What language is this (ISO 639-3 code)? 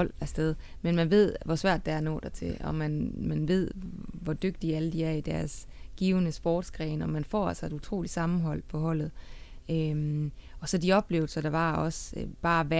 dan